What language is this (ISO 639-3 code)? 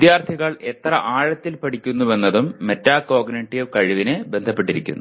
mal